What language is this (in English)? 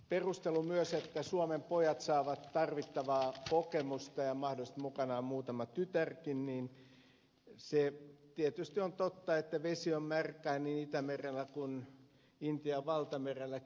Finnish